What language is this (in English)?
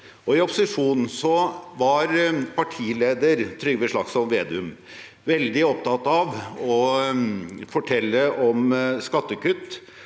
Norwegian